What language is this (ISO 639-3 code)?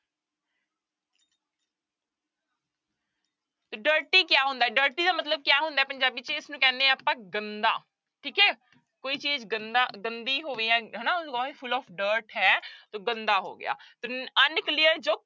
pan